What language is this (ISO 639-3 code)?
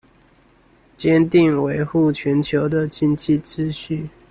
zho